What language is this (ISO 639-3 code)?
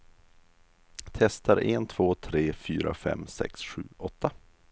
swe